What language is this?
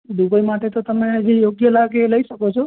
Gujarati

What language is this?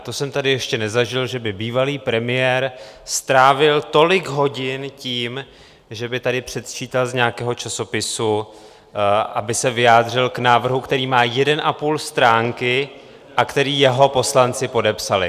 Czech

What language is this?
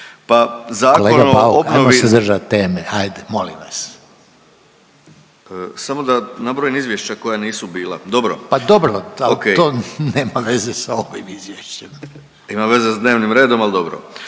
Croatian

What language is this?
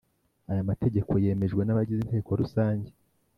Kinyarwanda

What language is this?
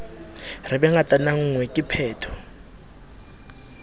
Southern Sotho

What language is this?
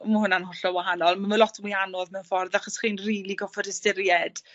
Welsh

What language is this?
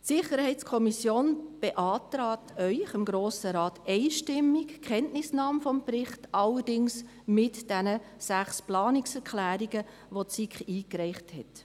Swiss German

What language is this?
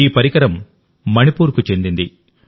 Telugu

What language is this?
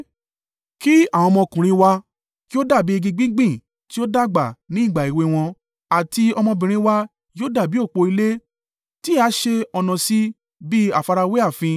Yoruba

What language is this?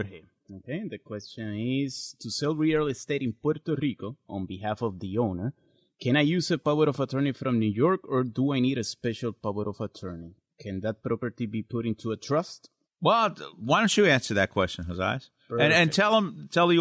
English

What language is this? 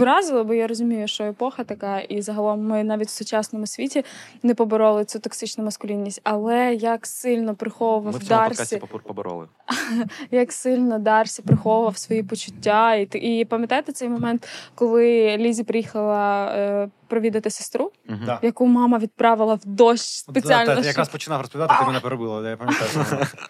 Ukrainian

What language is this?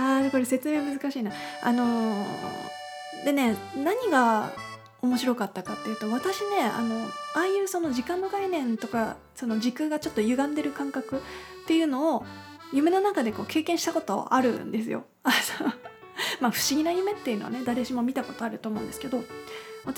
Japanese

